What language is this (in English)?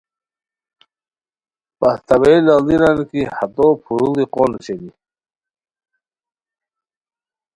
Khowar